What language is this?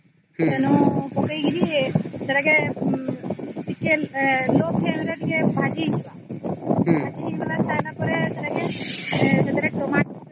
Odia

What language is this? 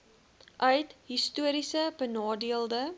Afrikaans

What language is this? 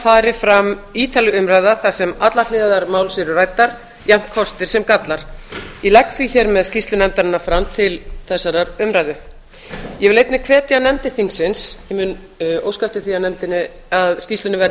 Icelandic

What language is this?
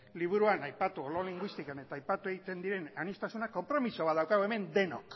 Basque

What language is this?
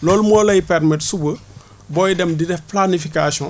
Wolof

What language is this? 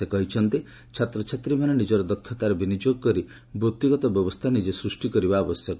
Odia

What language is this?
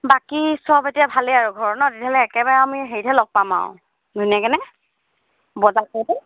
Assamese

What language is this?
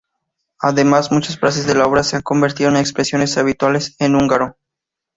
Spanish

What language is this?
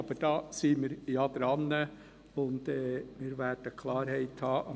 Swiss German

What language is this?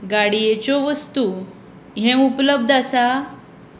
Konkani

